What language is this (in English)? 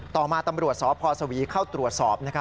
Thai